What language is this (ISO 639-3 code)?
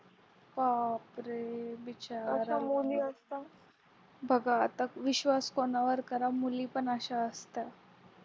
mar